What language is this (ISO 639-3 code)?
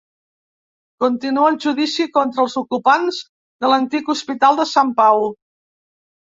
cat